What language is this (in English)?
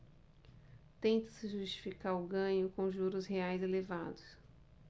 Portuguese